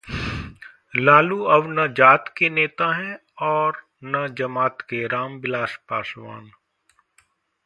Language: Hindi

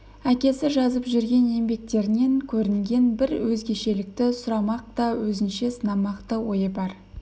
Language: Kazakh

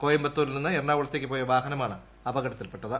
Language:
Malayalam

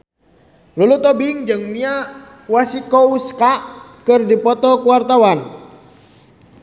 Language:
Sundanese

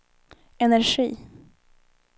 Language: Swedish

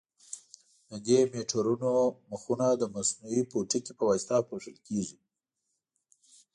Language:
Pashto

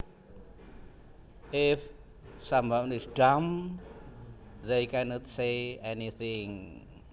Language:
Javanese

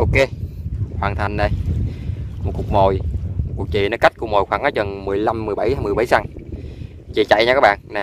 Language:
Vietnamese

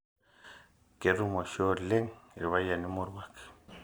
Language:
Masai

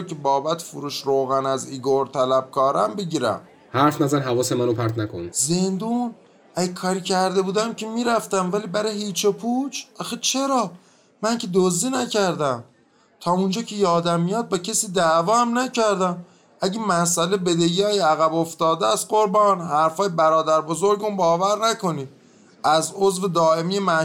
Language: Persian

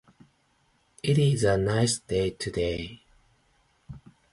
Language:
Japanese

